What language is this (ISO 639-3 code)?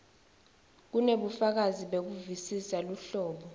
ssw